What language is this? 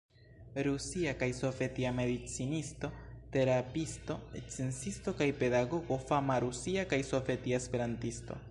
Esperanto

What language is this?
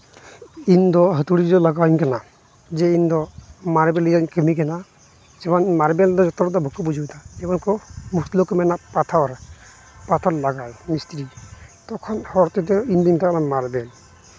Santali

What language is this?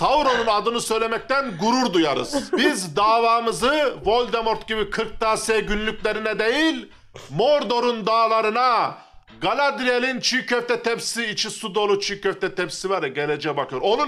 Turkish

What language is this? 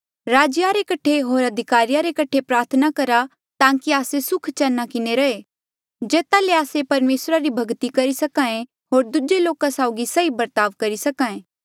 Mandeali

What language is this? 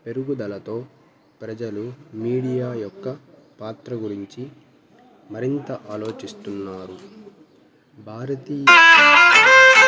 Telugu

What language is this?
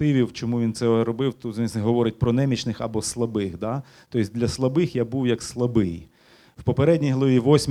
Ukrainian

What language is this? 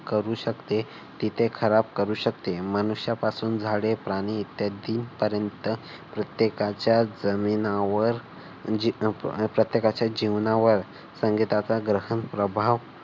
Marathi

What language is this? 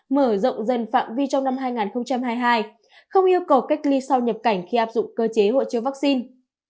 Vietnamese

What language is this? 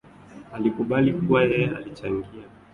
Swahili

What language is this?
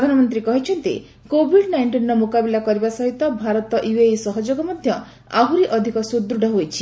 Odia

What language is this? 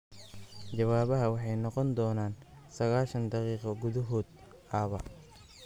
Somali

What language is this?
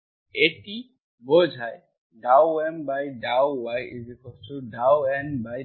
Bangla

